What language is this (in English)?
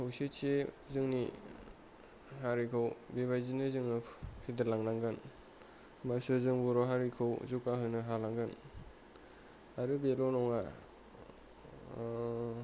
Bodo